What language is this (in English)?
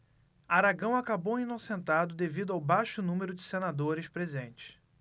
Portuguese